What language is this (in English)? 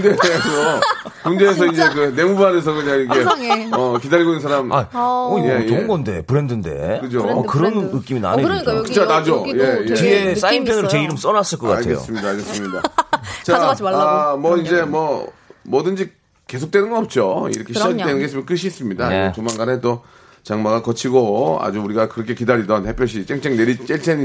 Korean